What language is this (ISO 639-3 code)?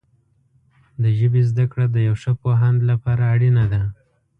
pus